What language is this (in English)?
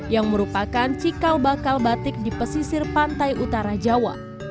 Indonesian